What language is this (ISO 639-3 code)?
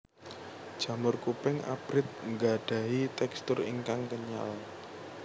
jav